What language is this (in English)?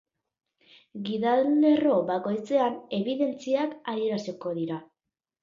Basque